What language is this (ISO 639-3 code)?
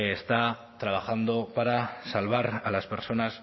spa